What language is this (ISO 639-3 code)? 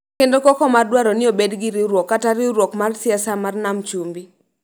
luo